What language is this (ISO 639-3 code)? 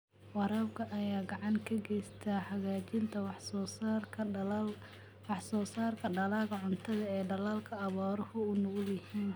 som